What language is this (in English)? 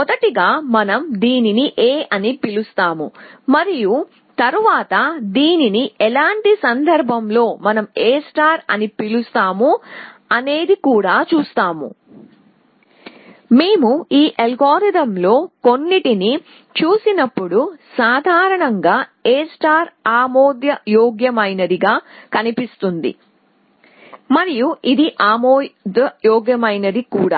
Telugu